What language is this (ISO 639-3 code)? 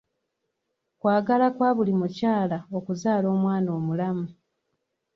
lug